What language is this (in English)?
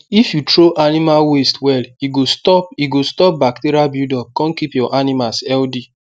Nigerian Pidgin